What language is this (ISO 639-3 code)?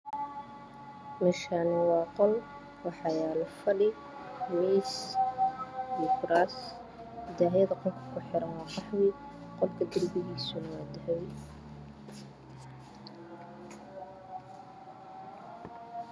som